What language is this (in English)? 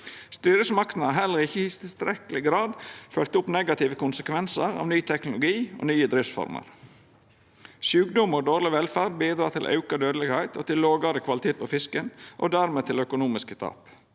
Norwegian